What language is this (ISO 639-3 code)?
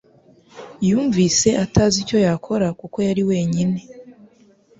kin